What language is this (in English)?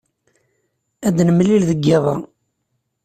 Kabyle